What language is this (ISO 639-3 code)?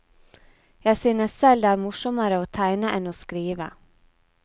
nor